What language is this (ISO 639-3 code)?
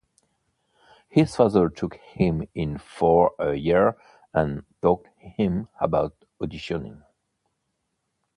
eng